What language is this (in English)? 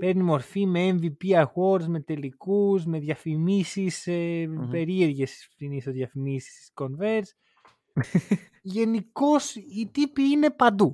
Greek